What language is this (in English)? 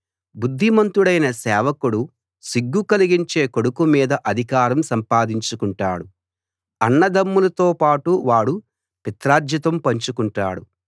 Telugu